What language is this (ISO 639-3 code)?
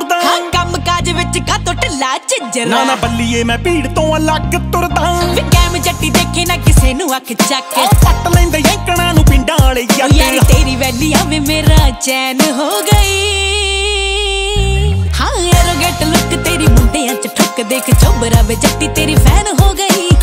hin